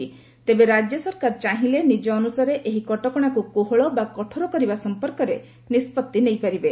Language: Odia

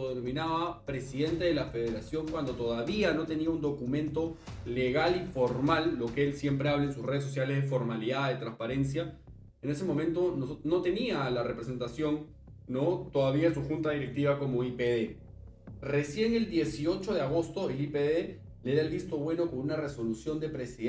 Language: Spanish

